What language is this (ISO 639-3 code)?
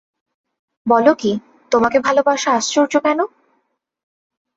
ben